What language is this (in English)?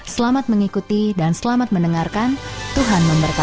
Indonesian